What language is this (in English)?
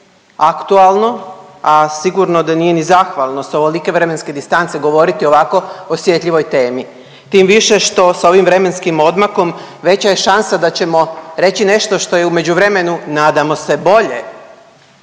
Croatian